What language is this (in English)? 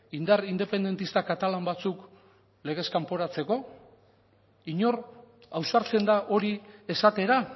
Basque